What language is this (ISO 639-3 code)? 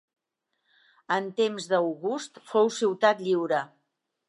cat